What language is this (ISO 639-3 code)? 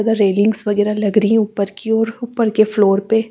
hin